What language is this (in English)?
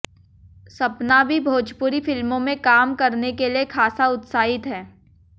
Hindi